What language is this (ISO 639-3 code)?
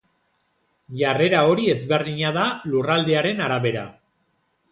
eus